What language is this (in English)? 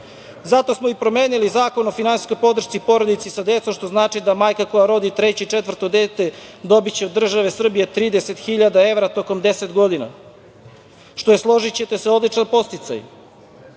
Serbian